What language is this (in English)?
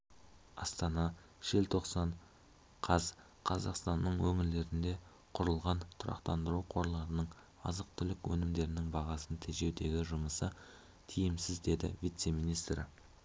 Kazakh